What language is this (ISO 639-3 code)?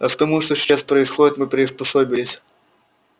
rus